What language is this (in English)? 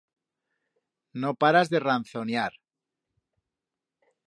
Aragonese